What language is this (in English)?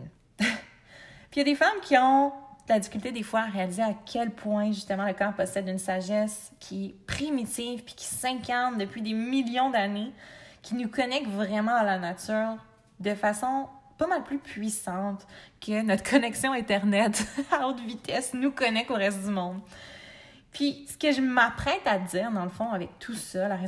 French